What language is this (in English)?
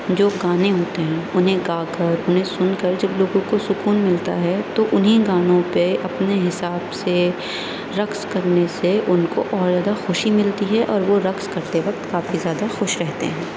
Urdu